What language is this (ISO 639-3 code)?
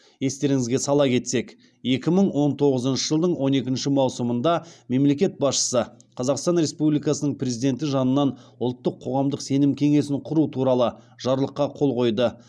kaz